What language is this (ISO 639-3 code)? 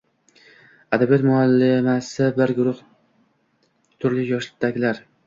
uzb